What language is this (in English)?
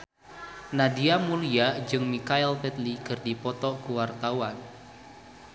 Sundanese